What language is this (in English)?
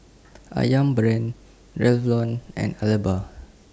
English